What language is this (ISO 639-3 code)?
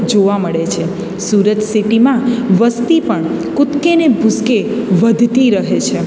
guj